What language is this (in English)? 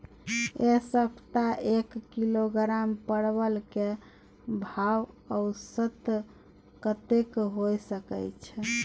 Maithili